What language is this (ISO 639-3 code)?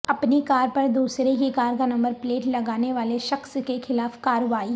urd